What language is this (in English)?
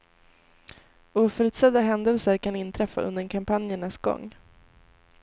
Swedish